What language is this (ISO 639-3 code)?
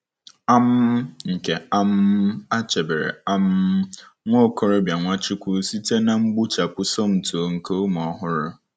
ibo